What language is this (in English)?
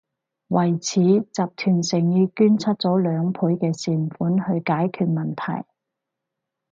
Cantonese